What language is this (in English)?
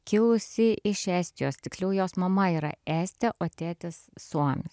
Lithuanian